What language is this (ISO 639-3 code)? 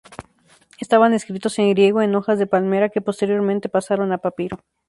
spa